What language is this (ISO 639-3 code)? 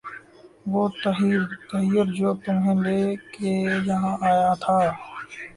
urd